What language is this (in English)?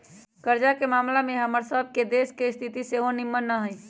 Magahi